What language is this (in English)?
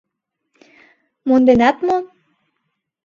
Mari